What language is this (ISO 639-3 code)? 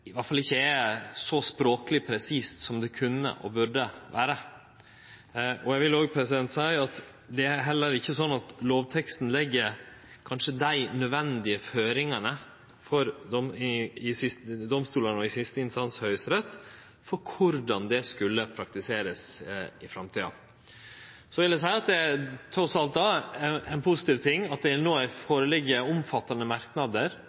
nno